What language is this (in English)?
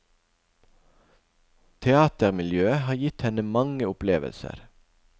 Norwegian